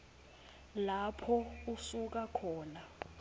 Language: Swati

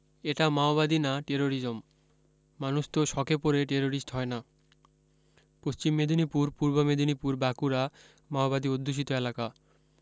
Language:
Bangla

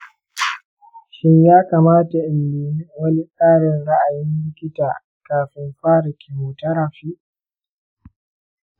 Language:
Hausa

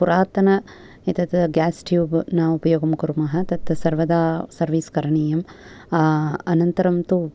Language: Sanskrit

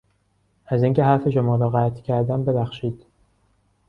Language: Persian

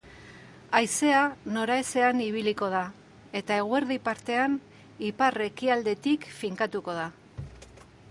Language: Basque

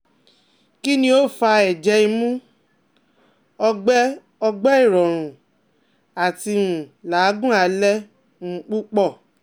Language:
Yoruba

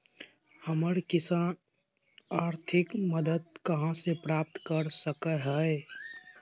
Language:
Magahi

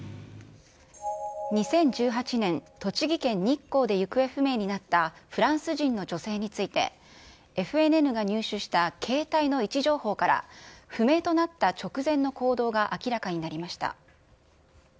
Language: Japanese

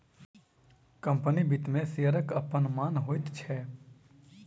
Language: Maithili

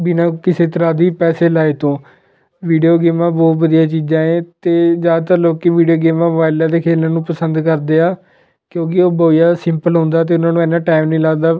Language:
Punjabi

